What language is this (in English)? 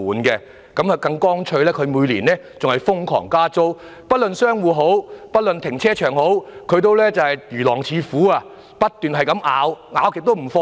Cantonese